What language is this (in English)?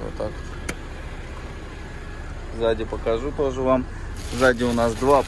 Russian